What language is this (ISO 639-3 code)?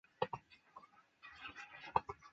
zho